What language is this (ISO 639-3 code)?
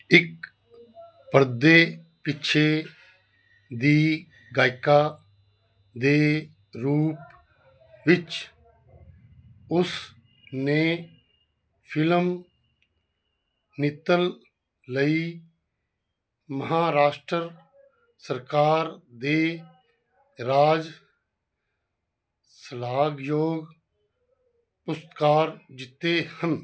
pan